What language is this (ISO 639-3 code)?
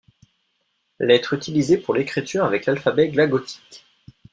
fra